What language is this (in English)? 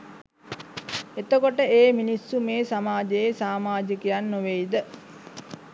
Sinhala